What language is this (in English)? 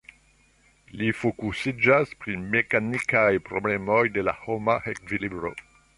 Esperanto